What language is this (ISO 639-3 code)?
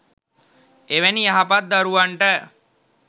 sin